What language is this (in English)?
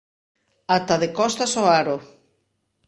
Galician